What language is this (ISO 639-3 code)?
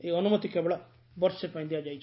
ori